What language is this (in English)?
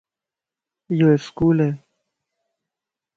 Lasi